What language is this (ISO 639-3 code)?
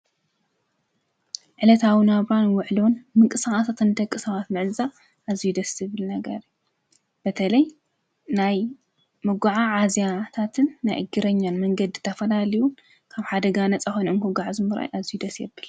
tir